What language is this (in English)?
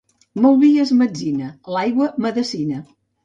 Catalan